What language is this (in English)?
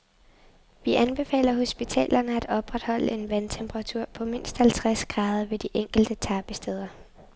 Danish